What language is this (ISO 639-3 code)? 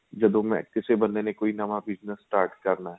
pan